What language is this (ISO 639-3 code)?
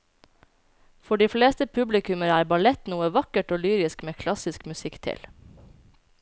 nor